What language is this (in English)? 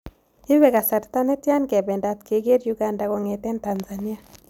Kalenjin